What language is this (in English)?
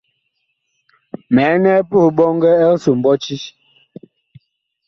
Bakoko